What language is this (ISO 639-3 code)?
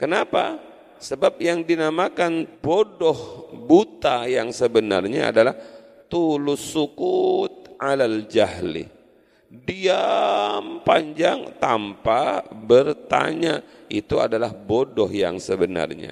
ind